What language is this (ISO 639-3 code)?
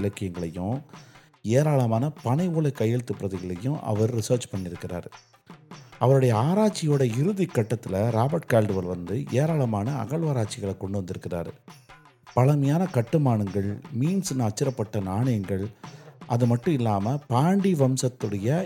tam